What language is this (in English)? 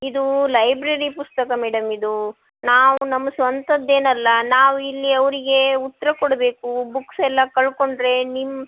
Kannada